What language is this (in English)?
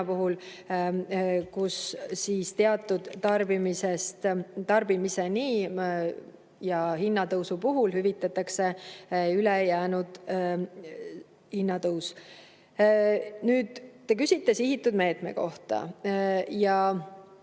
Estonian